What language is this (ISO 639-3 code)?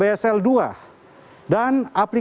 ind